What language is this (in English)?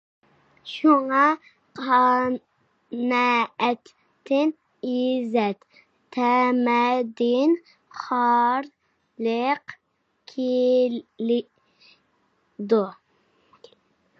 Uyghur